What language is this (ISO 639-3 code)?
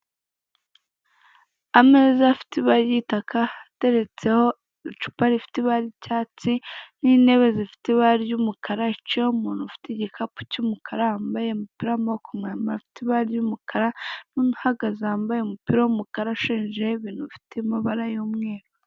kin